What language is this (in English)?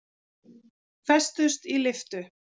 Icelandic